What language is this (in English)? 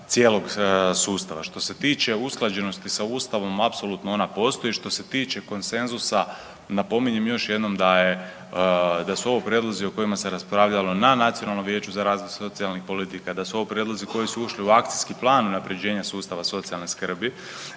Croatian